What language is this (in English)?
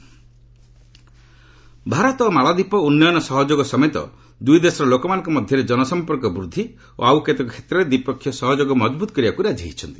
Odia